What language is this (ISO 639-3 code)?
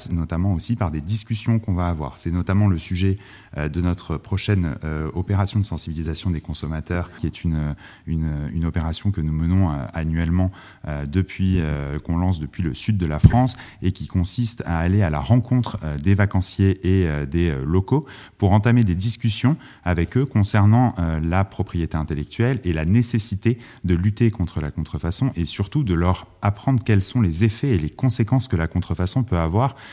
fra